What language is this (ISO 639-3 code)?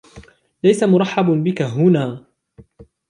ara